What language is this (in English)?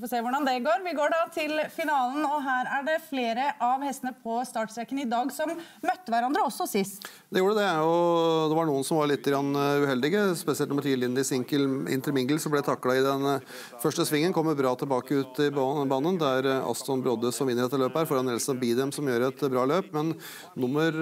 Norwegian